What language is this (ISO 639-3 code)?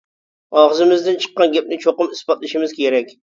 uig